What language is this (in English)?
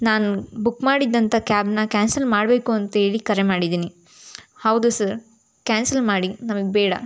Kannada